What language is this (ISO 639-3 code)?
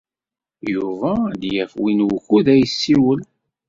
kab